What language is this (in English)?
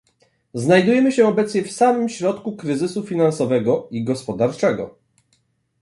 Polish